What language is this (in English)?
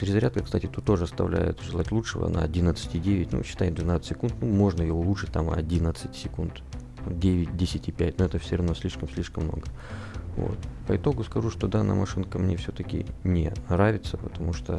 Russian